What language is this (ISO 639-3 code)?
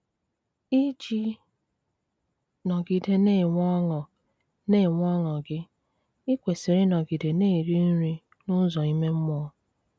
ibo